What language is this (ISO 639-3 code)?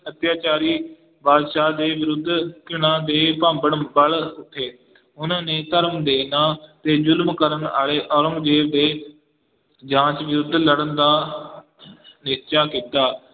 pan